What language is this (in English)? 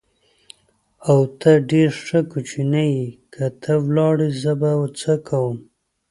Pashto